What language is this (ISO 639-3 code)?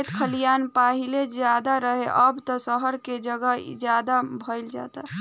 bho